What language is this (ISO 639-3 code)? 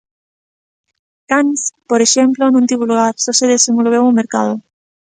glg